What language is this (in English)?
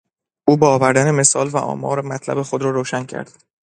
Persian